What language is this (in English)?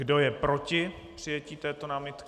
Czech